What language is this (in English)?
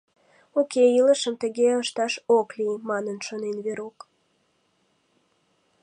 Mari